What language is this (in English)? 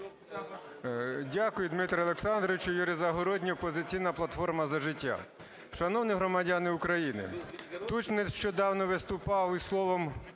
Ukrainian